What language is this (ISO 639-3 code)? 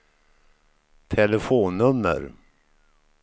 swe